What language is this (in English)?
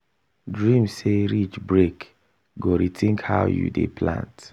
Nigerian Pidgin